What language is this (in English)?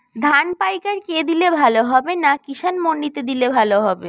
Bangla